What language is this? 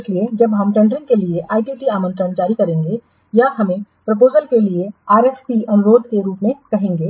Hindi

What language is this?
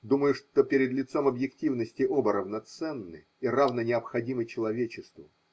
Russian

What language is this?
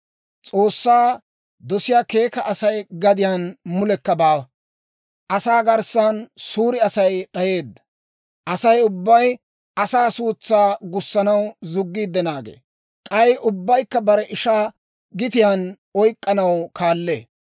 Dawro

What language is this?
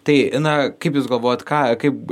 Lithuanian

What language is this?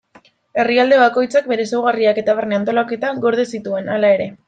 Basque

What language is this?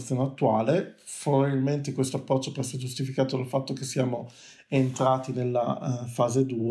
Italian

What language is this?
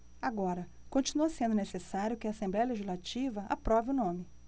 Portuguese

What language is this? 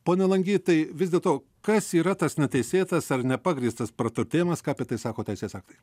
Lithuanian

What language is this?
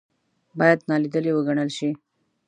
Pashto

